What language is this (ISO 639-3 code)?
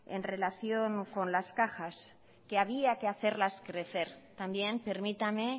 spa